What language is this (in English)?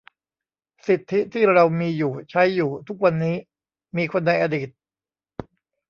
Thai